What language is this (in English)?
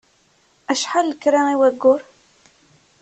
Kabyle